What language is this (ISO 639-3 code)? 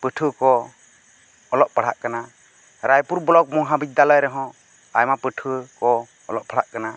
sat